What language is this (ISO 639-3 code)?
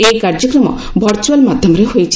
ori